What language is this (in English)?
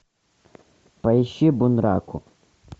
Russian